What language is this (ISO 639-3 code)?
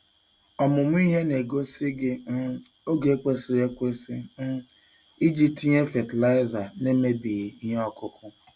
ibo